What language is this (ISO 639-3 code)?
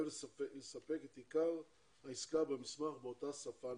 heb